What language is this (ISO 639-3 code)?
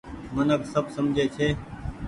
gig